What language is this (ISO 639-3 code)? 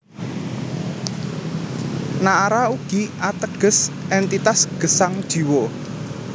jav